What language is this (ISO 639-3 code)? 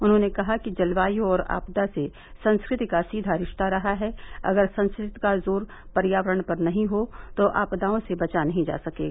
hin